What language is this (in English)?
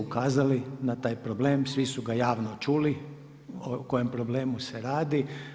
Croatian